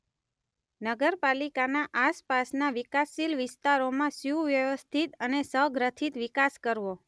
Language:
Gujarati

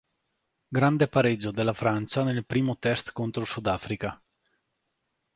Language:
Italian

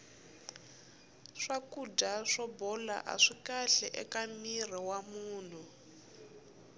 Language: Tsonga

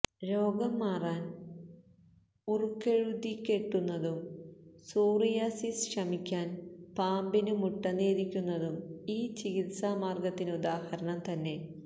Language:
Malayalam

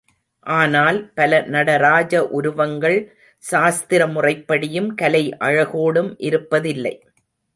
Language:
Tamil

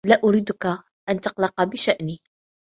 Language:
Arabic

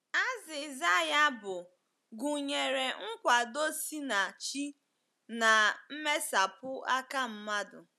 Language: Igbo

